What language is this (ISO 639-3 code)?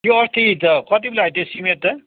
nep